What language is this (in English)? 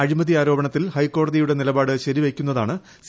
Malayalam